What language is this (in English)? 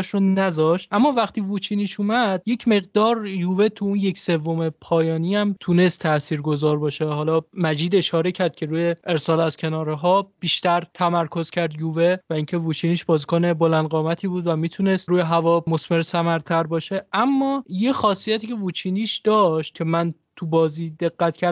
Persian